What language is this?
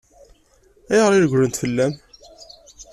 Kabyle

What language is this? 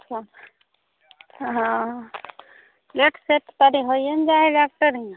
Maithili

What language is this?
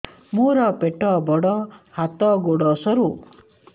Odia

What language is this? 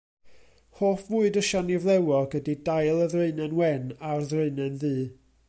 Welsh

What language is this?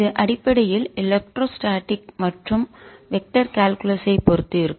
Tamil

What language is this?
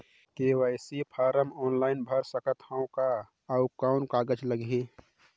Chhattisgarhi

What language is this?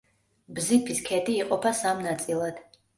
Georgian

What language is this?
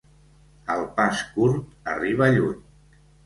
Catalan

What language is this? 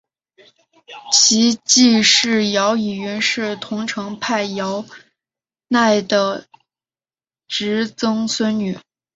Chinese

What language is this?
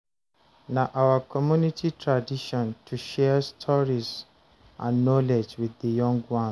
Nigerian Pidgin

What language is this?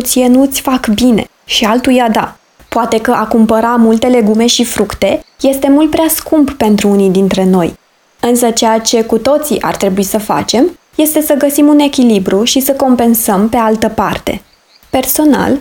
Romanian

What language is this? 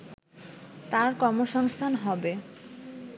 Bangla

